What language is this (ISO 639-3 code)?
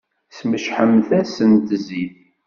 kab